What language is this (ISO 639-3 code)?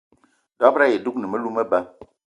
eto